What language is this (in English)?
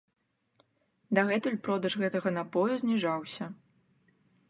Belarusian